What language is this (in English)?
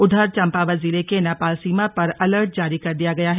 Hindi